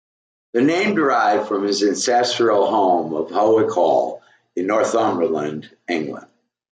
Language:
English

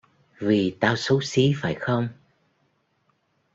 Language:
Vietnamese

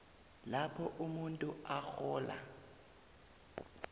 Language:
South Ndebele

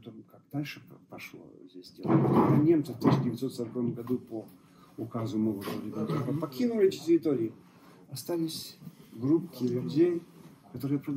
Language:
Russian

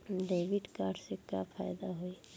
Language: Bhojpuri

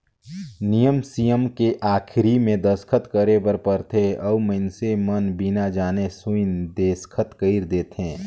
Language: Chhattisgarhi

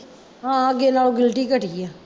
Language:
Punjabi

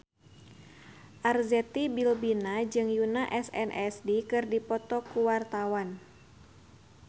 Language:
Sundanese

